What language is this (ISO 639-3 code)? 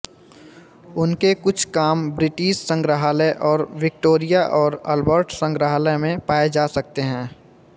hin